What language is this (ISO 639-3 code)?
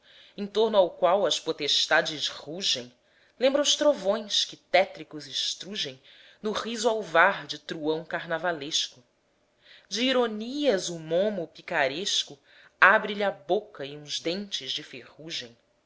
por